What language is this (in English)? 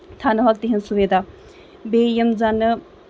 Kashmiri